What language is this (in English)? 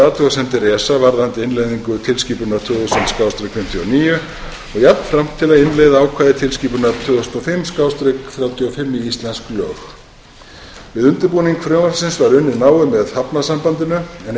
Icelandic